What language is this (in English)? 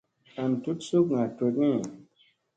Musey